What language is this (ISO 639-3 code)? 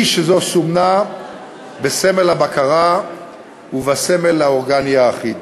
heb